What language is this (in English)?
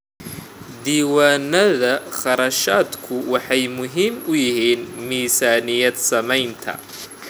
Somali